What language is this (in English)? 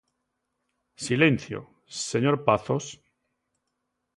Galician